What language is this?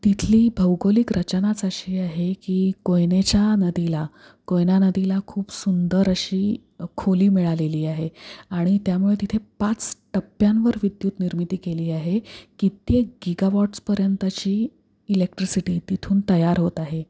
Marathi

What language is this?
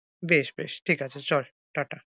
Bangla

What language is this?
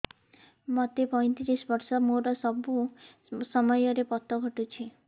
Odia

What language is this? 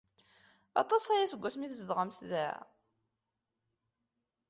Kabyle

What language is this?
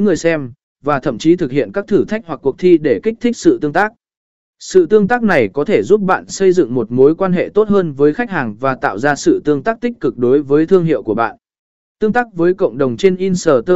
Vietnamese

